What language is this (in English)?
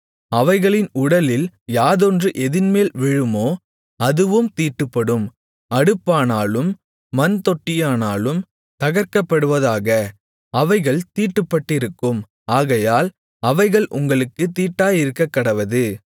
Tamil